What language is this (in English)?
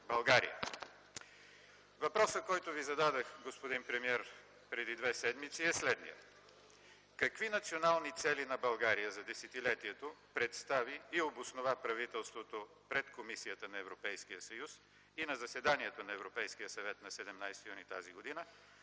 Bulgarian